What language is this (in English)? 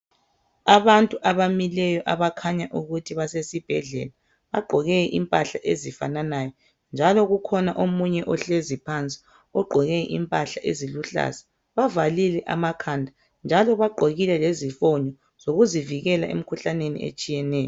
North Ndebele